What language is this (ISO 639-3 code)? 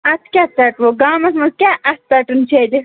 kas